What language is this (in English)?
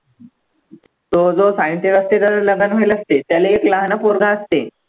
Marathi